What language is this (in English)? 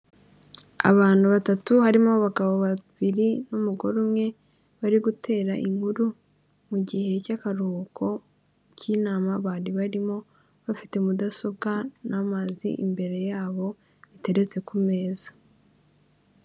Kinyarwanda